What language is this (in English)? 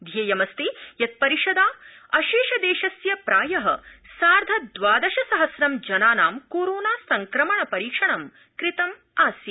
Sanskrit